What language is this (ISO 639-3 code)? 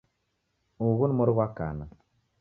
dav